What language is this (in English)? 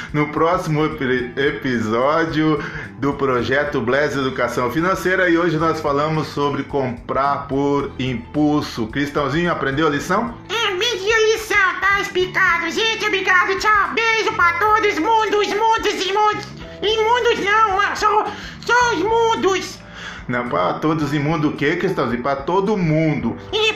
Portuguese